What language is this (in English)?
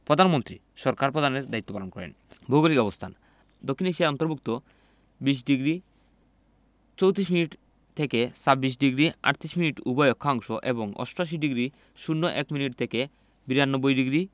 Bangla